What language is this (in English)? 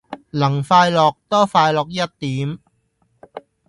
Cantonese